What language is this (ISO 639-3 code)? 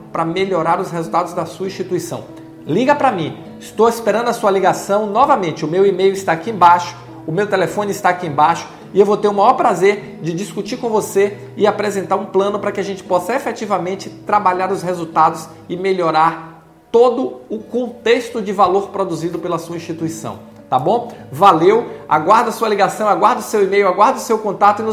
por